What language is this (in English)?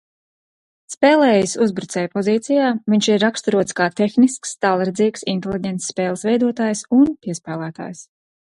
Latvian